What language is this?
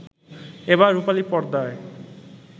Bangla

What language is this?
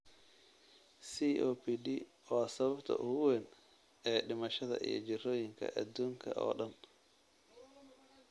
Somali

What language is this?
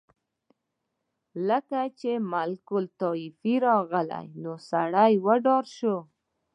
Pashto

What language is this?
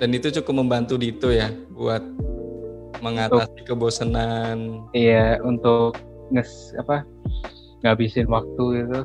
Indonesian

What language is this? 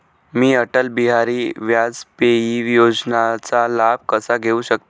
Marathi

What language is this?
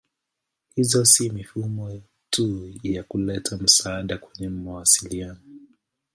Swahili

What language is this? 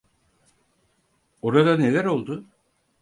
Turkish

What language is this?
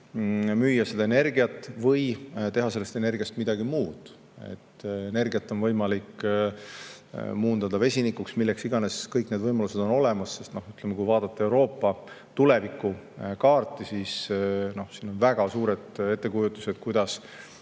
Estonian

